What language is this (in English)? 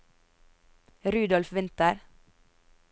Norwegian